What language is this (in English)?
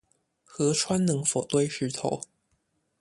Chinese